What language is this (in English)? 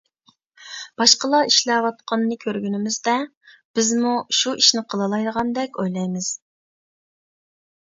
Uyghur